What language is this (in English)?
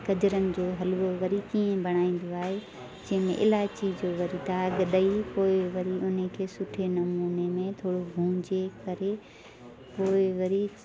Sindhi